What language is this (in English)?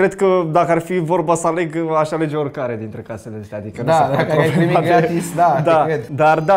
Romanian